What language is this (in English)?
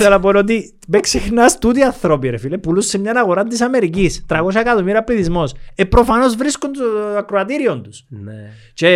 Greek